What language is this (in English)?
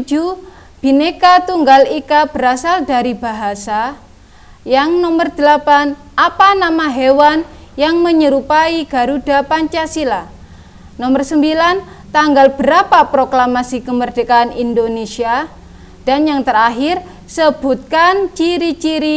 Indonesian